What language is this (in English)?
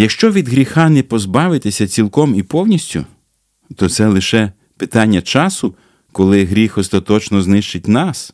Ukrainian